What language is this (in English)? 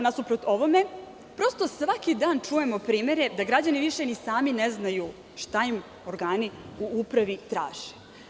Serbian